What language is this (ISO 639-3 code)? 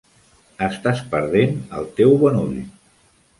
cat